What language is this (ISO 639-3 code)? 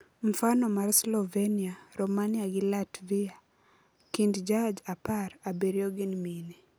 luo